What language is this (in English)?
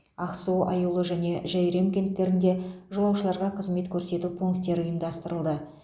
Kazakh